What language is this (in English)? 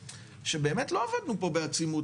Hebrew